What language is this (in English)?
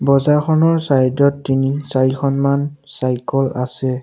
Assamese